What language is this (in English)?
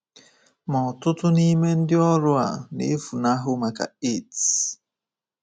Igbo